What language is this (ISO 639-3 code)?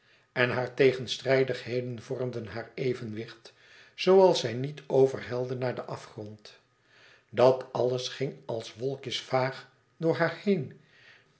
nld